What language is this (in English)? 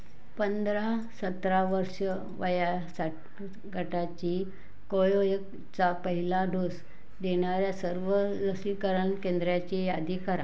Marathi